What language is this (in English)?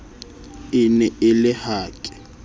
Southern Sotho